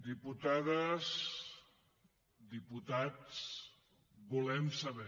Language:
Catalan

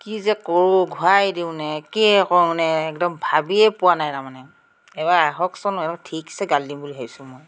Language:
Assamese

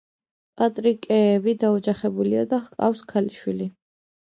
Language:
Georgian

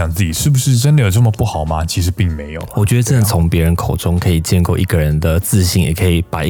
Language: Chinese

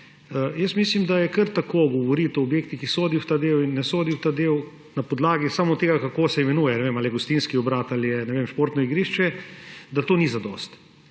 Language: Slovenian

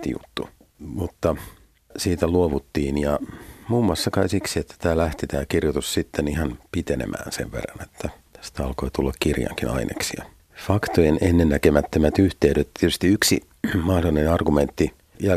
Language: Finnish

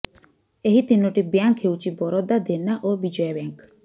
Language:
Odia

